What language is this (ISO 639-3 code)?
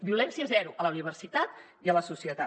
cat